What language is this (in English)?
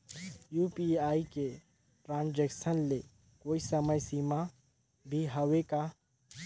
Chhattisgarhi